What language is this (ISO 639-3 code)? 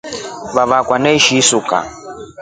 rof